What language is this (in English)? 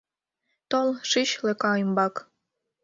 Mari